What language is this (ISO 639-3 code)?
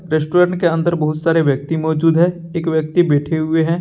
hin